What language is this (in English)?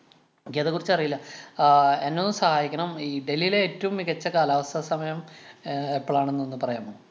Malayalam